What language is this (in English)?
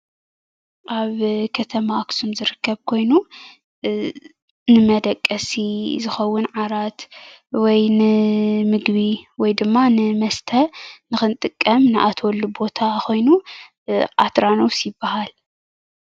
Tigrinya